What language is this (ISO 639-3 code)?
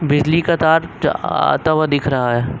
hin